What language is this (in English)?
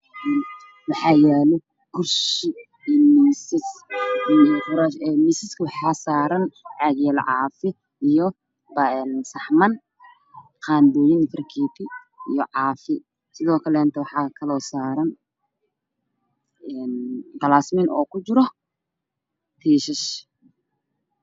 Somali